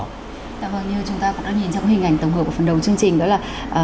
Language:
Vietnamese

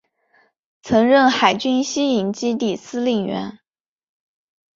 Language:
Chinese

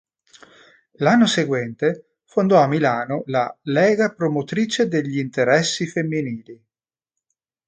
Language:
Italian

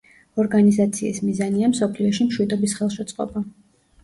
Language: Georgian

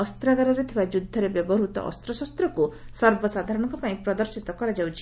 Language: Odia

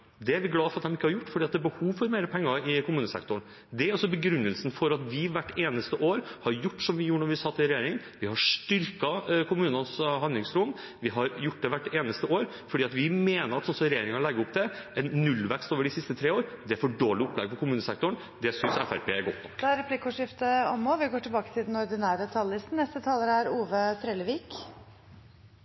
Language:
Norwegian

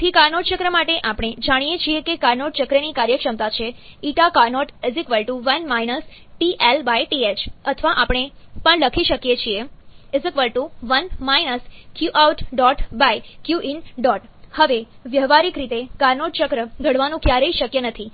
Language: Gujarati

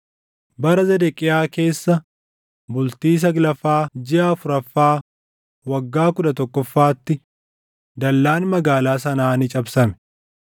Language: Oromo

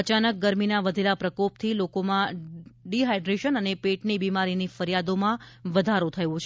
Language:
Gujarati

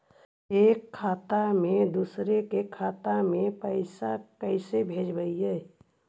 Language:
Magahi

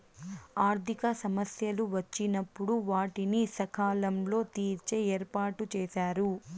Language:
Telugu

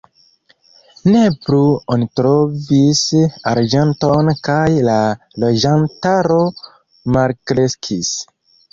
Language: Esperanto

